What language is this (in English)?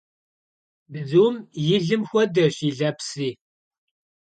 Kabardian